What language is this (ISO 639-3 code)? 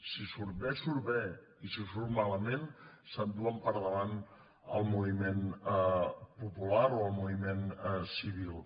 cat